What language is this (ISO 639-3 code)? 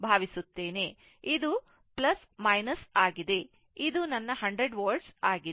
kan